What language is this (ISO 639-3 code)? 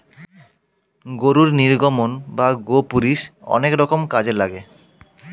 ben